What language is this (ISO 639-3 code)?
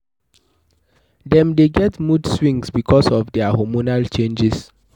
pcm